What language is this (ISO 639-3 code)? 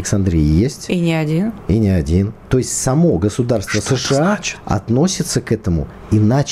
rus